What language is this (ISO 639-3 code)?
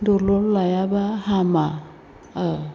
brx